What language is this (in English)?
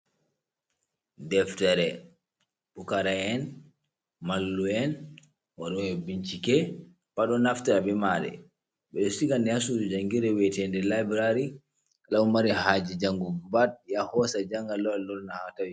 Fula